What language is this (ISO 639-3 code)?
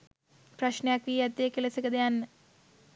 sin